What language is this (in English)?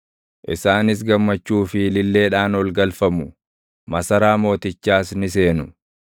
Oromo